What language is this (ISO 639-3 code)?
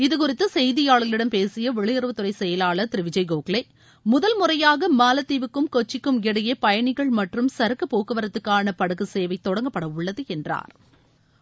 tam